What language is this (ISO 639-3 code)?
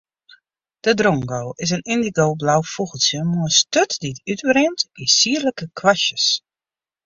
fry